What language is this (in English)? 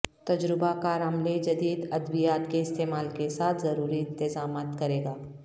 Urdu